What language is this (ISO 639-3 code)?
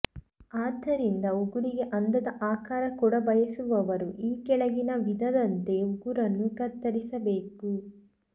kan